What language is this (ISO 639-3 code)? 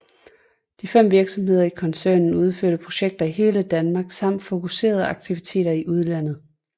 dan